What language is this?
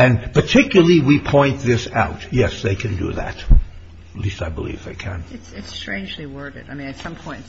English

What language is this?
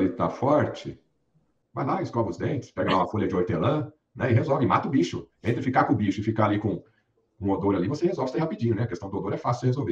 Portuguese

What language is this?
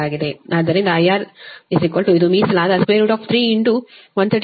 Kannada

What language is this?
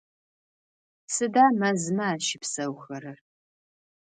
Adyghe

